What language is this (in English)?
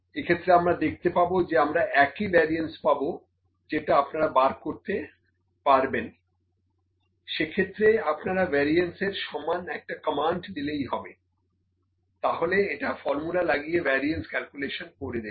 Bangla